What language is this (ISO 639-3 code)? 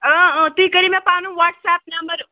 kas